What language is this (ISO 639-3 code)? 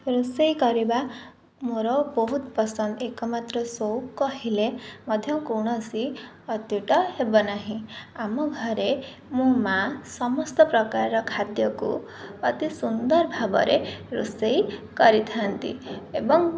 ori